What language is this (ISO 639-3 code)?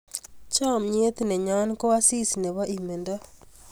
kln